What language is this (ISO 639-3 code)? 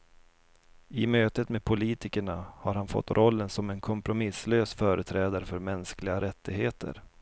swe